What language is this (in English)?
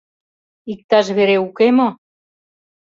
Mari